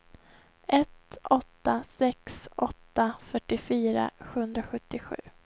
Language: Swedish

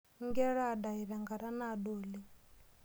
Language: Masai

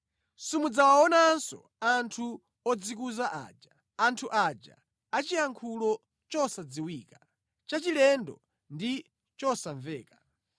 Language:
Nyanja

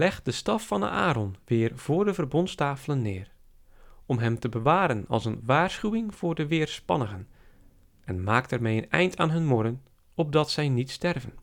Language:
Dutch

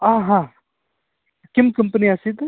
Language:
Sanskrit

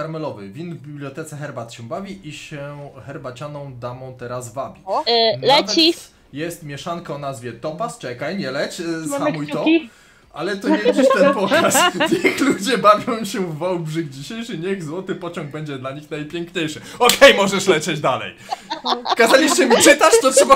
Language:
Polish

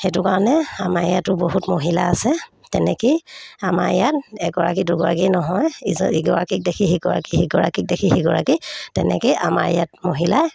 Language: Assamese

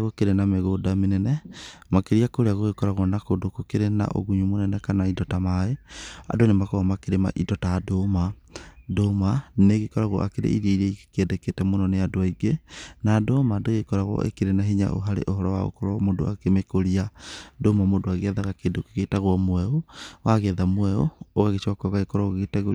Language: Kikuyu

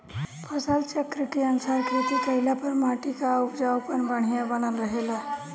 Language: Bhojpuri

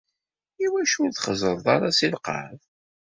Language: Kabyle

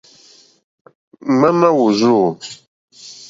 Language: Mokpwe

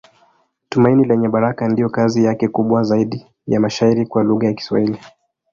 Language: Swahili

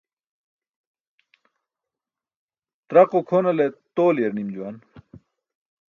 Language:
Burushaski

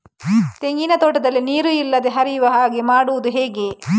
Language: Kannada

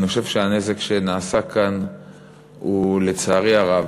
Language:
Hebrew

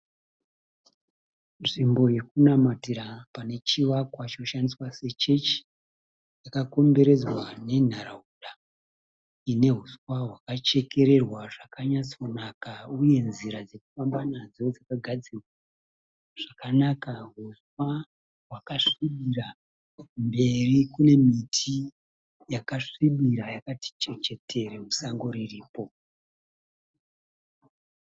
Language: Shona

